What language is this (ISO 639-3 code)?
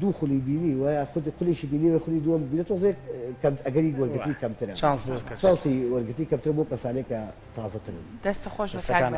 ara